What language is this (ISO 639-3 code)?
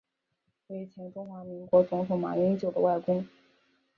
zho